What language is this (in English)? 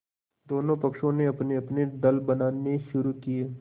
Hindi